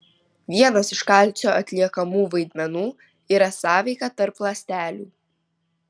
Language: Lithuanian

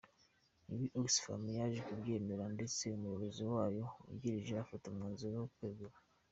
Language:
Kinyarwanda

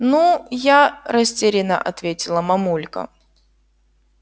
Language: Russian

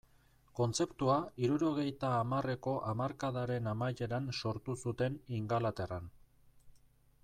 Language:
Basque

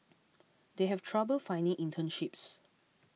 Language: English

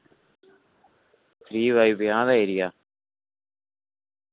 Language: Dogri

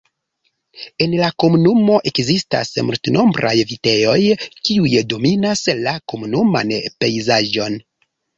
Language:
Esperanto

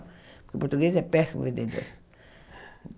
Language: Portuguese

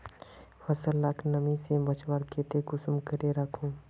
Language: Magahi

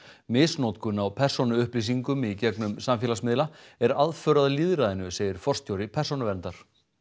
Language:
Icelandic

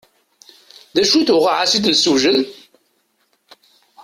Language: Kabyle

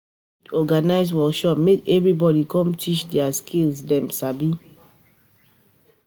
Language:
Nigerian Pidgin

